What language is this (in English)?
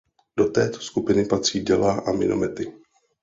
Czech